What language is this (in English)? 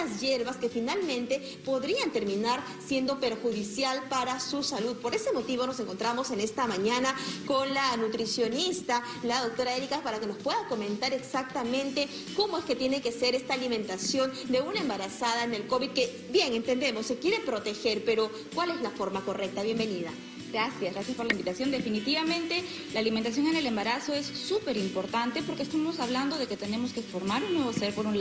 Spanish